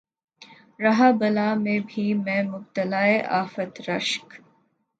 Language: Urdu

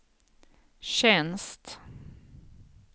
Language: Swedish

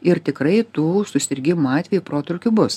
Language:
Lithuanian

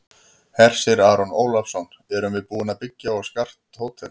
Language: Icelandic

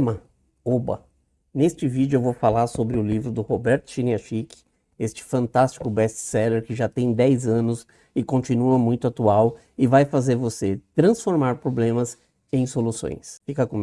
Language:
Portuguese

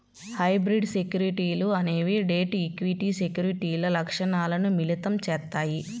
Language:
Telugu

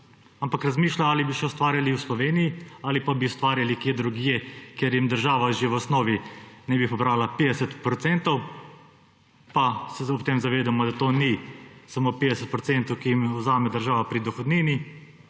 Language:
Slovenian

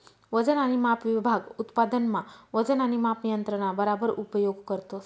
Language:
Marathi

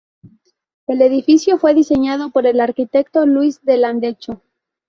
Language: Spanish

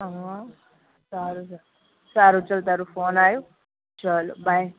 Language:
Gujarati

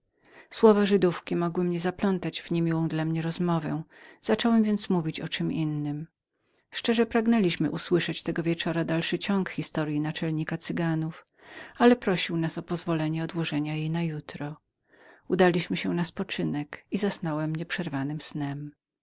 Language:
Polish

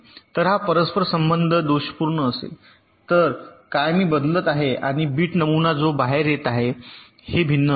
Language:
Marathi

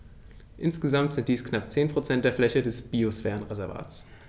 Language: German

